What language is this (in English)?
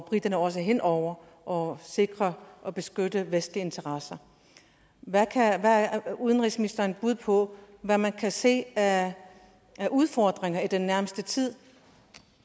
Danish